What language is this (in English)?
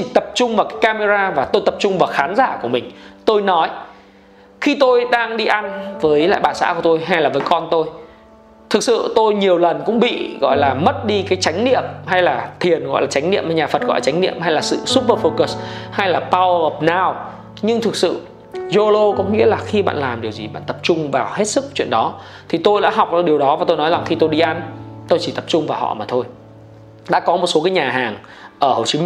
Vietnamese